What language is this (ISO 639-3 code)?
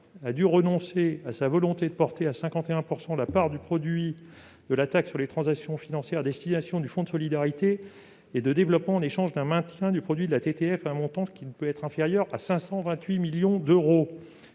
fra